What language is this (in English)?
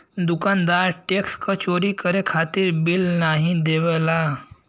Bhojpuri